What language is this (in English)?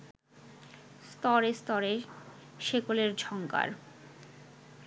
Bangla